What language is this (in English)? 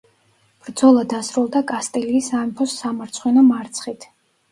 Georgian